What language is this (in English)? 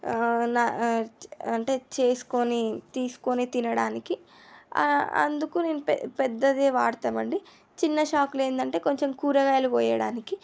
Telugu